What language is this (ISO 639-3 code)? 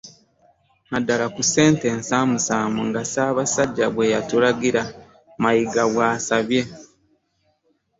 lug